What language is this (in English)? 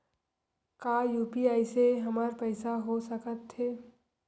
Chhattisgarhi